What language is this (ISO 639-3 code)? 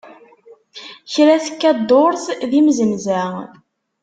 kab